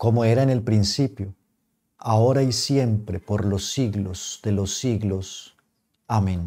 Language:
Spanish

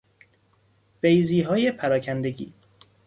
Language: Persian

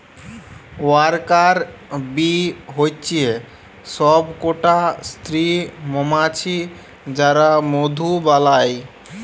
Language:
Bangla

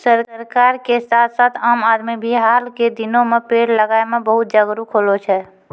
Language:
Maithili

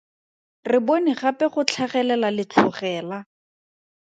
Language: Tswana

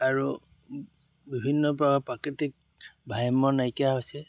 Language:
Assamese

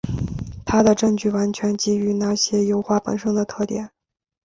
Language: Chinese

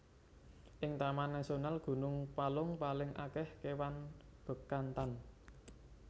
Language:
Javanese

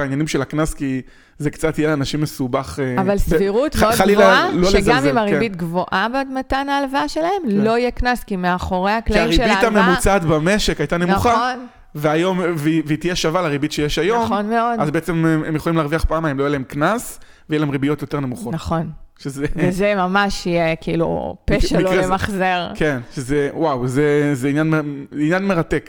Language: Hebrew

